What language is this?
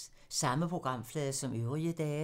Danish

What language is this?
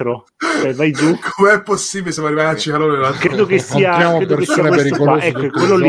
Italian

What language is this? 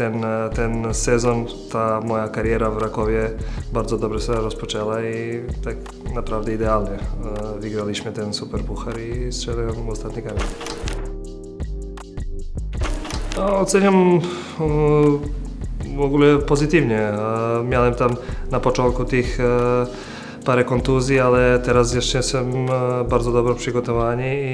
Polish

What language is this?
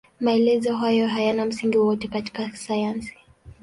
Swahili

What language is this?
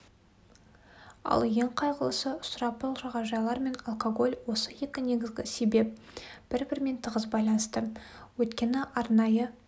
Kazakh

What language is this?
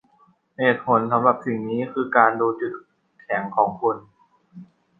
Thai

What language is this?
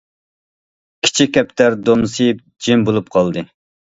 Uyghur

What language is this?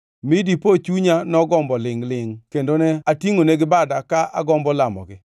Luo (Kenya and Tanzania)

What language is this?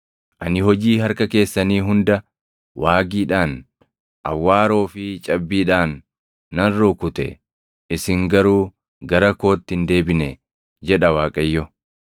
Oromo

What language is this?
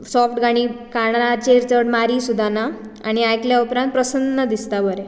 Konkani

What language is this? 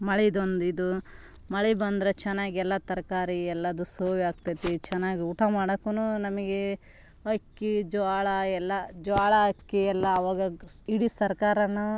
Kannada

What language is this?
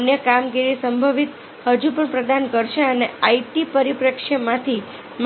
Gujarati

